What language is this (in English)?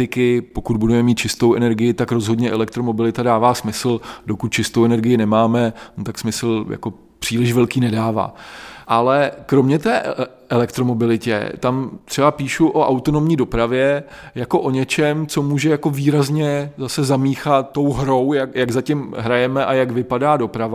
Czech